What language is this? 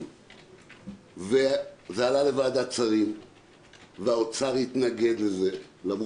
Hebrew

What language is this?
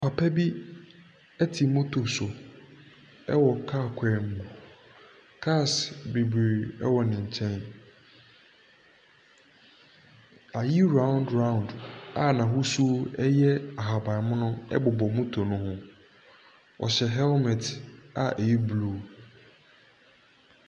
Akan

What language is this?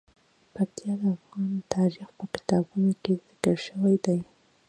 Pashto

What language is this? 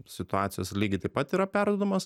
Lithuanian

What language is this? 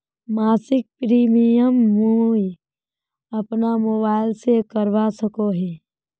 Magahi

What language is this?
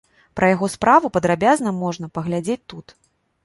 Belarusian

